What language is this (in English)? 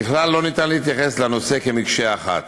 Hebrew